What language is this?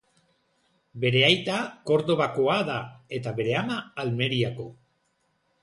Basque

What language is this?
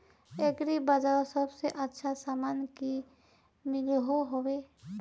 Magahi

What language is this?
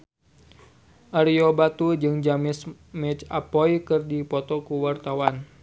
Sundanese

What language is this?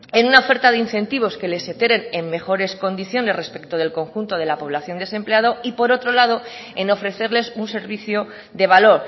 Spanish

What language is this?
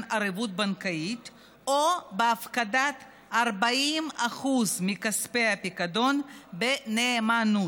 Hebrew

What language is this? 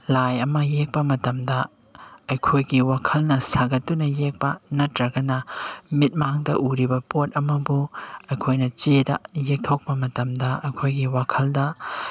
Manipuri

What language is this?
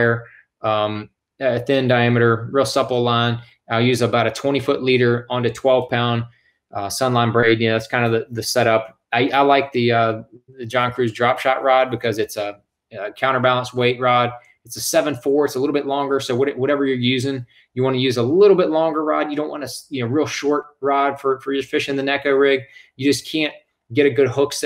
English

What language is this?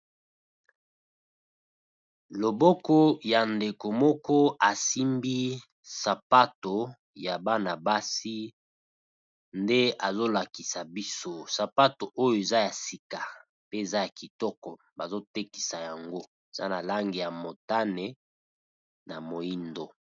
Lingala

